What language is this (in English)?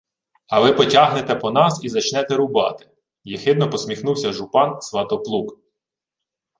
Ukrainian